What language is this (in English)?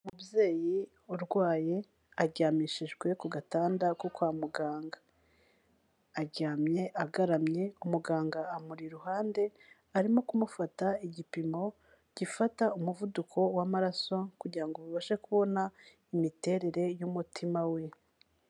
Kinyarwanda